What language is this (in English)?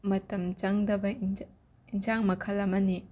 Manipuri